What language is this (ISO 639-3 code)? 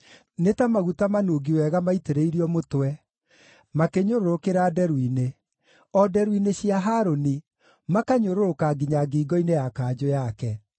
kik